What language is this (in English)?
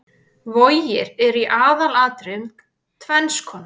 Icelandic